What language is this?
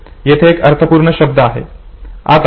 Marathi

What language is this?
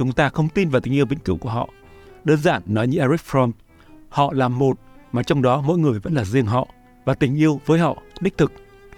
Vietnamese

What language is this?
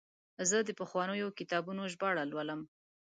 Pashto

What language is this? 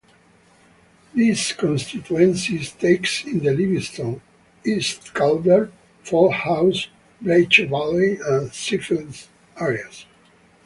English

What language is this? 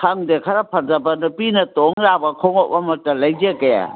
Manipuri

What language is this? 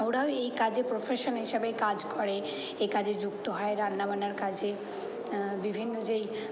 Bangla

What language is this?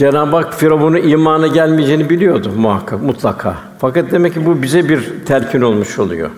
Turkish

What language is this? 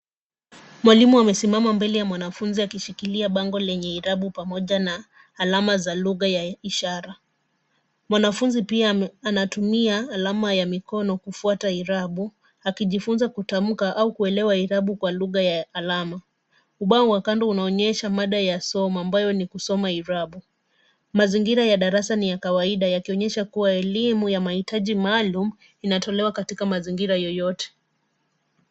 Swahili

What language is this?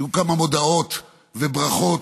Hebrew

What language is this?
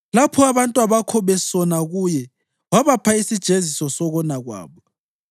North Ndebele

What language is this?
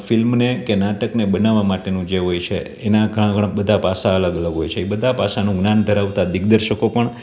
Gujarati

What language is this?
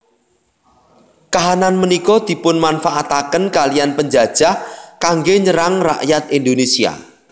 Javanese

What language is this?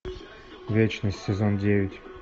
Russian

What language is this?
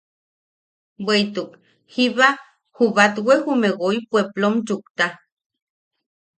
Yaqui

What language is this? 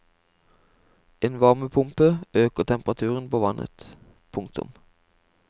Norwegian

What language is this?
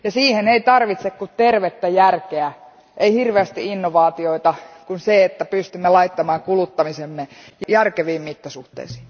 Finnish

